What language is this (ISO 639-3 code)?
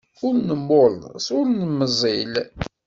kab